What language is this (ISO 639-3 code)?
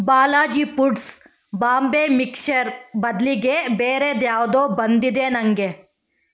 kan